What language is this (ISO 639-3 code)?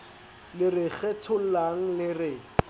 sot